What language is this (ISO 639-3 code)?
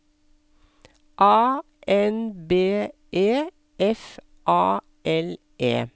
nor